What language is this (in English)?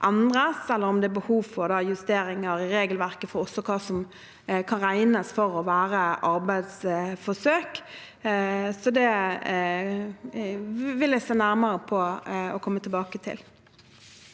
Norwegian